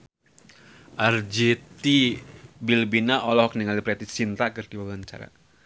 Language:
Sundanese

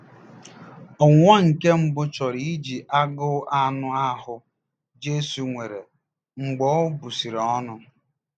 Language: Igbo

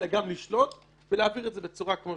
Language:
Hebrew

